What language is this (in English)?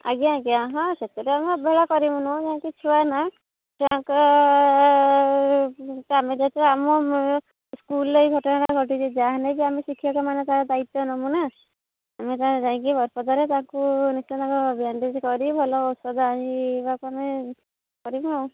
Odia